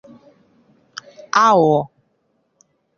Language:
Igbo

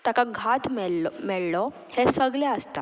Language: Konkani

